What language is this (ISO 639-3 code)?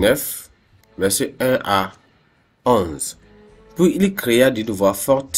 fra